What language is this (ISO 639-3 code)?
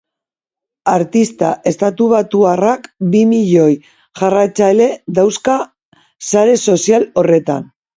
eus